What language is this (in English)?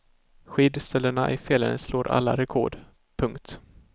Swedish